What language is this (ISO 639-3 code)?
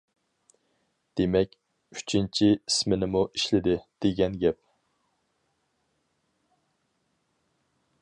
uig